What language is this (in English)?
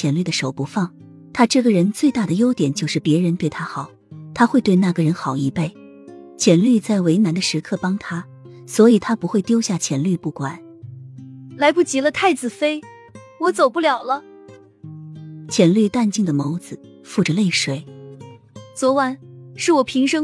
Chinese